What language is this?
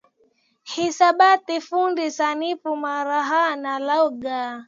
Swahili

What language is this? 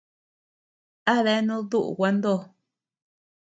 Tepeuxila Cuicatec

